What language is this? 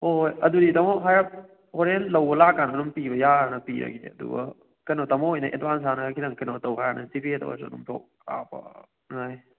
Manipuri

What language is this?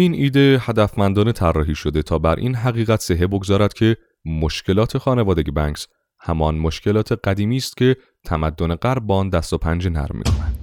Persian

